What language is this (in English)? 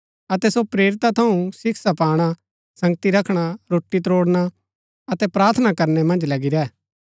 Gaddi